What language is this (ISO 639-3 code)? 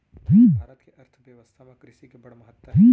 hne